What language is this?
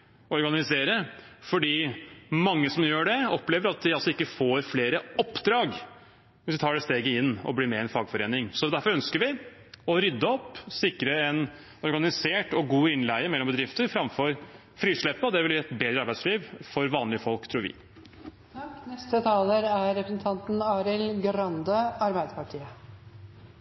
Norwegian Bokmål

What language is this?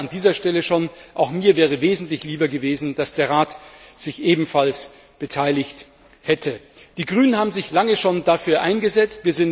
German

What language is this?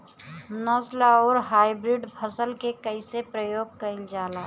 Bhojpuri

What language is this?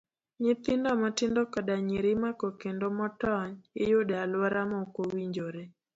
Luo (Kenya and Tanzania)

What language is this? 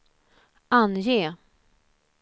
Swedish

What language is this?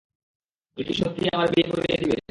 Bangla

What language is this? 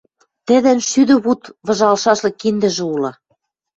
Western Mari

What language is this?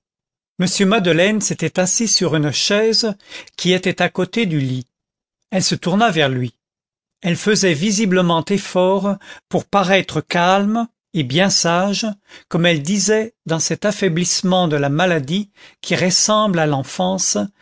French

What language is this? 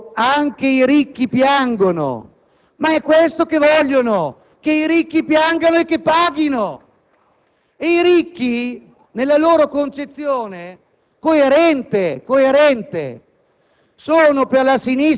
Italian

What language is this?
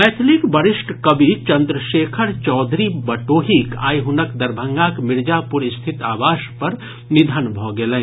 Maithili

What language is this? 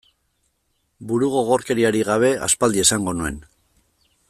Basque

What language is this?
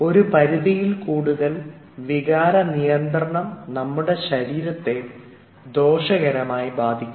Malayalam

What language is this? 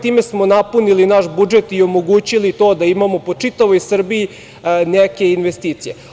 Serbian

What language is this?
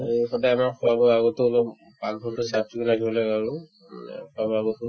Assamese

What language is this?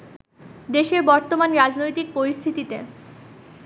Bangla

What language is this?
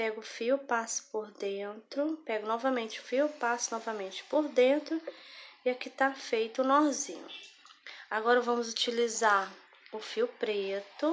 Portuguese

